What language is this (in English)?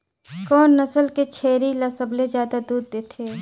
Chhattisgarhi